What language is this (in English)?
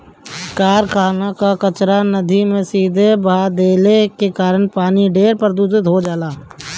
Bhojpuri